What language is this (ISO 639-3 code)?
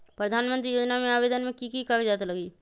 mag